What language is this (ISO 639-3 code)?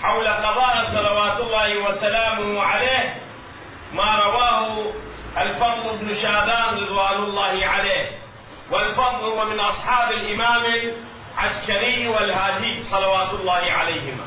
ara